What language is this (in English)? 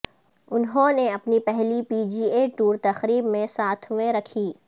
Urdu